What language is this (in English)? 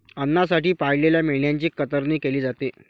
Marathi